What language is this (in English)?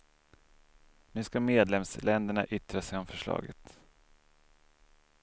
Swedish